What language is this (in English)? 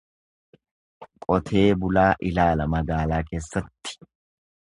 Oromo